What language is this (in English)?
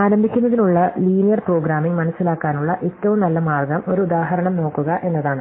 Malayalam